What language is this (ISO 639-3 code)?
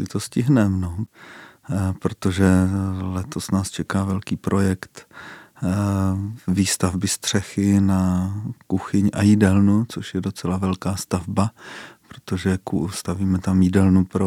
ces